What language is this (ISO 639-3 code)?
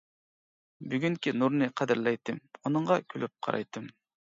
uig